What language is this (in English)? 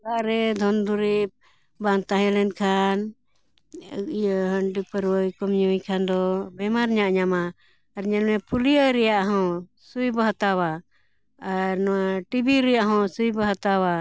Santali